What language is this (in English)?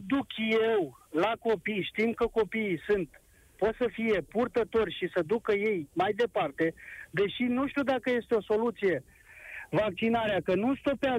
Romanian